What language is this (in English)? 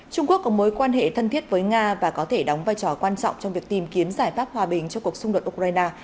Vietnamese